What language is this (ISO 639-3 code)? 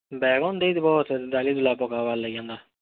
ori